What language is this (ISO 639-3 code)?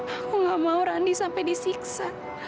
ind